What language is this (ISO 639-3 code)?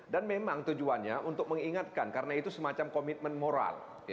ind